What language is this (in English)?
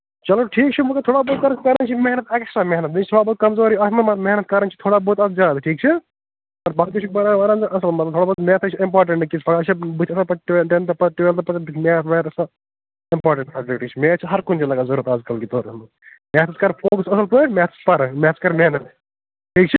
Kashmiri